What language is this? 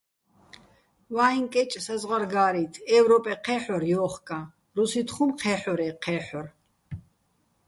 Bats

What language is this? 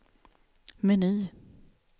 Swedish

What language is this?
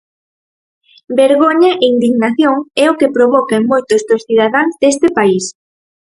Galician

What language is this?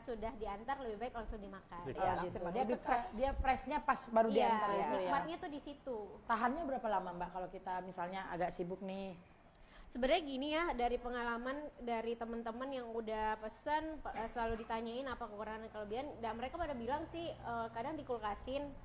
Indonesian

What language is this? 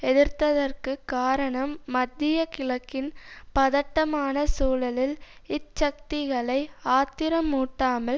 Tamil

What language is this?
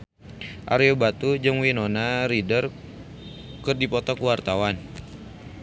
Sundanese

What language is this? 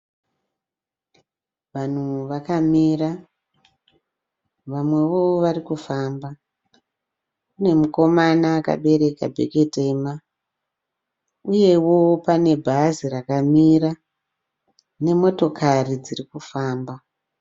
Shona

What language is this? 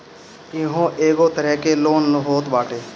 Bhojpuri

